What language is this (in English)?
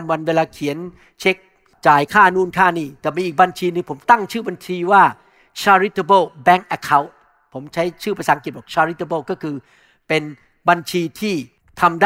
Thai